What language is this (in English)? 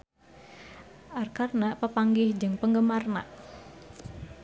Sundanese